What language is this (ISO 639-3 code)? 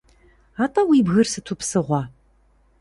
kbd